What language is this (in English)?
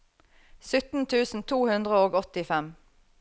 Norwegian